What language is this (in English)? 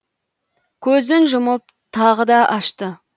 Kazakh